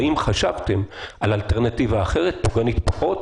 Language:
Hebrew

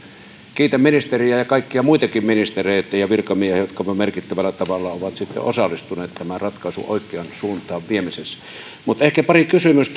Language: Finnish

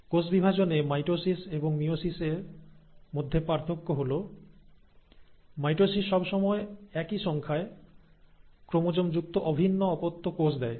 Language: Bangla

